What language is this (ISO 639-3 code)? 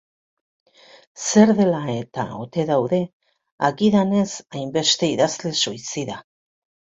eus